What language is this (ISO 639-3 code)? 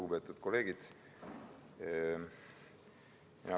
est